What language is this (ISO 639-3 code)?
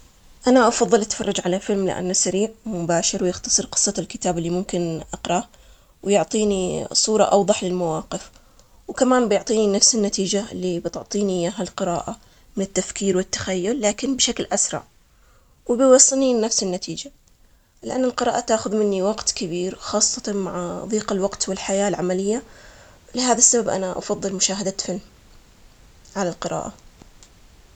acx